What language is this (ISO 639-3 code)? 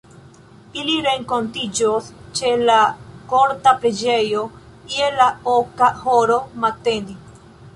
epo